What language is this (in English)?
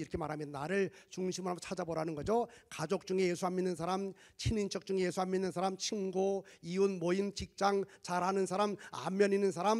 Korean